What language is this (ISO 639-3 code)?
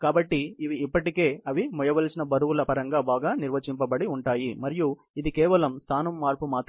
tel